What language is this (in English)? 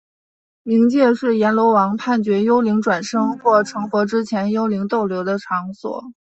Chinese